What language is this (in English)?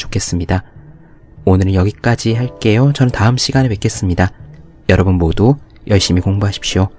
Korean